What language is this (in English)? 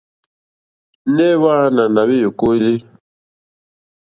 Mokpwe